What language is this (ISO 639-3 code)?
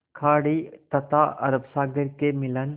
hin